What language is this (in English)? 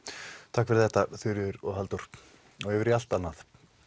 Icelandic